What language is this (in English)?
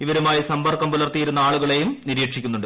Malayalam